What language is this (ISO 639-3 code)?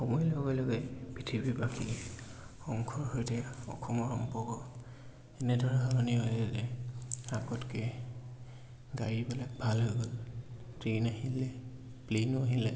asm